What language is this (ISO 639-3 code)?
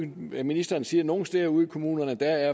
dan